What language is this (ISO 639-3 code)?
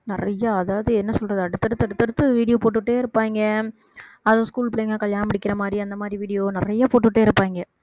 tam